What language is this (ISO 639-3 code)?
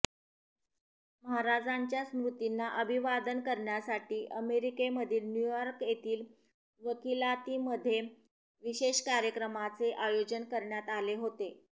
mar